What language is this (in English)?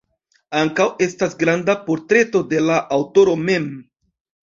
Esperanto